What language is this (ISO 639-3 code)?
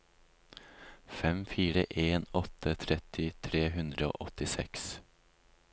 nor